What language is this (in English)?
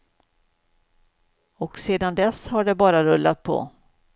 Swedish